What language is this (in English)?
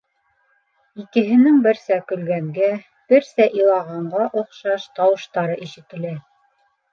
Bashkir